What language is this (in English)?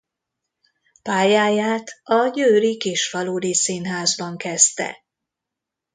Hungarian